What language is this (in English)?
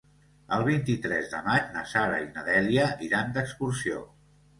Catalan